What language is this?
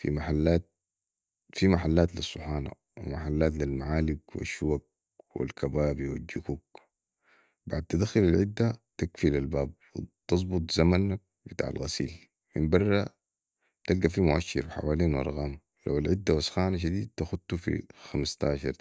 Sudanese Arabic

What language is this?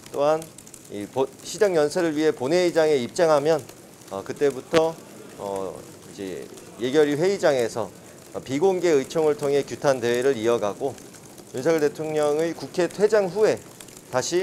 Korean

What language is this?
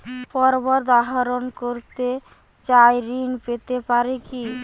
Bangla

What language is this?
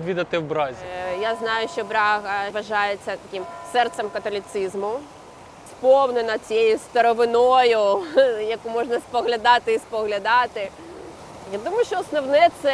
Ukrainian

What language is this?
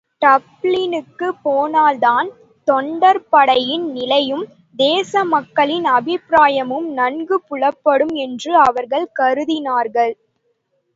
Tamil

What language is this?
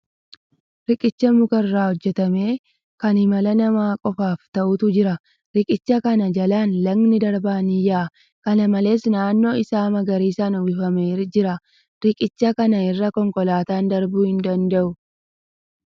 Oromo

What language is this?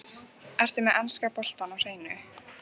Icelandic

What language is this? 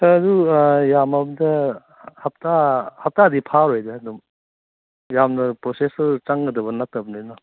Manipuri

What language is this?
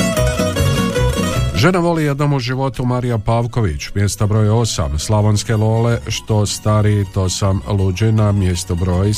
Croatian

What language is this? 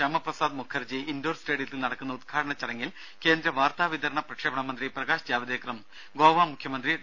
Malayalam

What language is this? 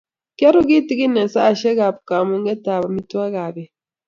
Kalenjin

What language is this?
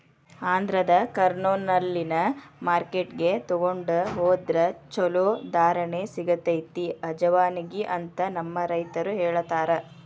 Kannada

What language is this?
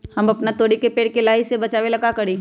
Magahi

